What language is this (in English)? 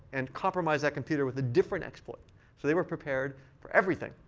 English